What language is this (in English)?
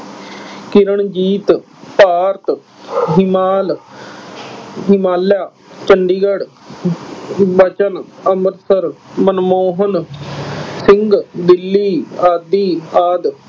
Punjabi